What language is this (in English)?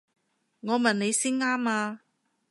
Cantonese